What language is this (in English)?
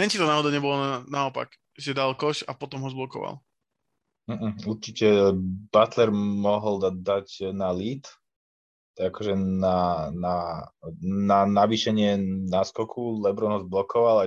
Slovak